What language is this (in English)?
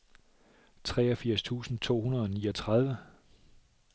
Danish